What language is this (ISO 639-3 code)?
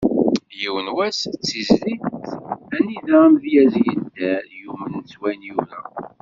kab